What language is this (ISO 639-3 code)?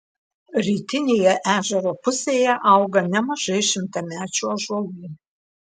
lit